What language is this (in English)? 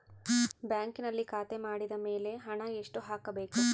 Kannada